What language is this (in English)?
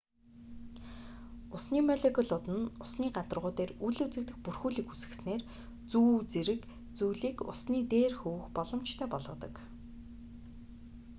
Mongolian